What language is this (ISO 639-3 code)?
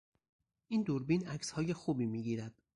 fas